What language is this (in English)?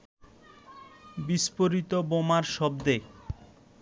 Bangla